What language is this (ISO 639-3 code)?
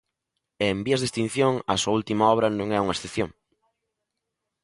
glg